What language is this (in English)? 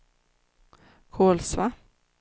Swedish